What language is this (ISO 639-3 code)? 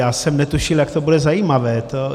ces